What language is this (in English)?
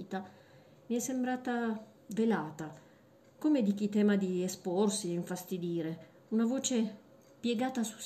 Italian